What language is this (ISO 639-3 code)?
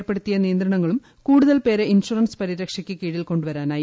mal